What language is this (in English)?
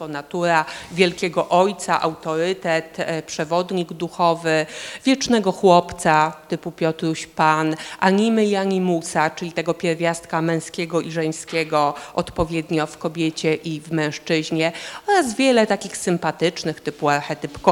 Polish